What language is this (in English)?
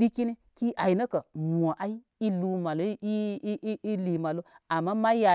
Koma